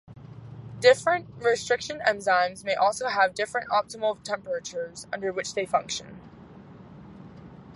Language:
English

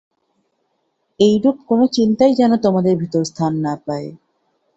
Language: Bangla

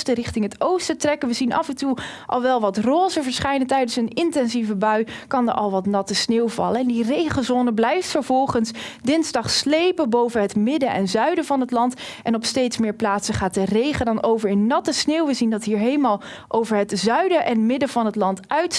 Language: Dutch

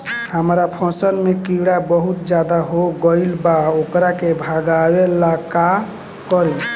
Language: Bhojpuri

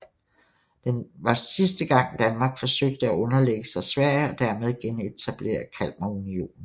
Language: Danish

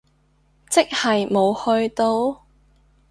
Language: Cantonese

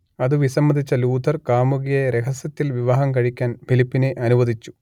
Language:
Malayalam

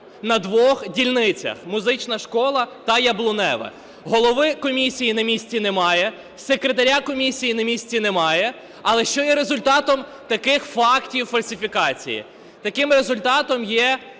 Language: Ukrainian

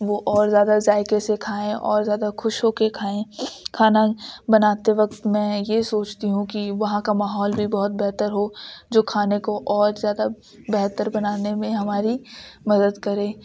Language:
Urdu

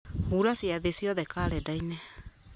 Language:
Kikuyu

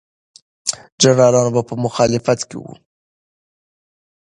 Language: Pashto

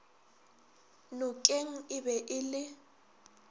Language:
Northern Sotho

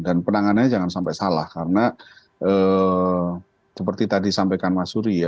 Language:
Indonesian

